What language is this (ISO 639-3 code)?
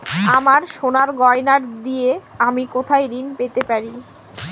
ben